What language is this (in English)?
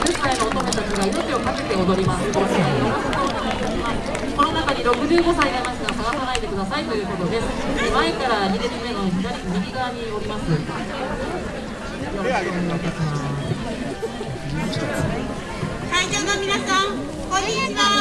Japanese